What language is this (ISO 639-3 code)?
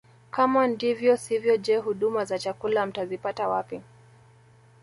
swa